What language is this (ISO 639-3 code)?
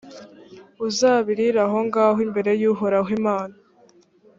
kin